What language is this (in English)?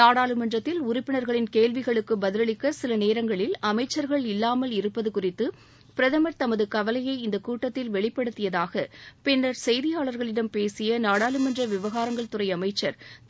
Tamil